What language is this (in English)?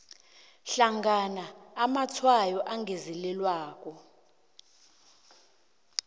South Ndebele